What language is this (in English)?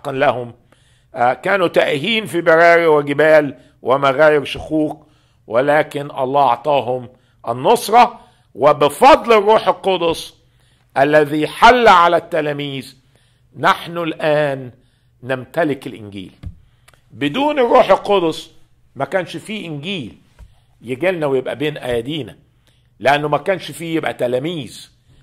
Arabic